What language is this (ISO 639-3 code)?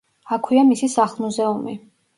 kat